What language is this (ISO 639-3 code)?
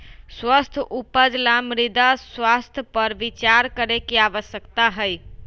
mag